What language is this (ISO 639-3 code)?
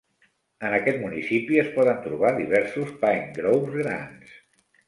cat